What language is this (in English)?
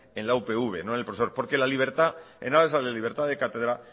Spanish